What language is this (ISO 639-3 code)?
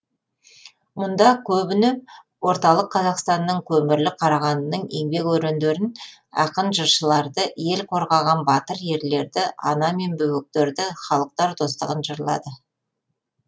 kaz